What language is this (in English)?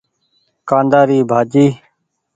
Goaria